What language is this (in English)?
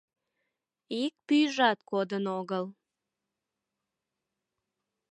Mari